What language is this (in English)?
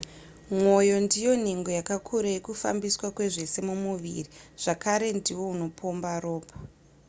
Shona